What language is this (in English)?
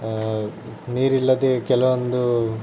Kannada